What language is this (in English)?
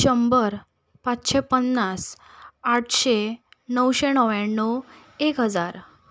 Konkani